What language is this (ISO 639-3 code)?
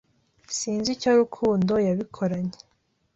kin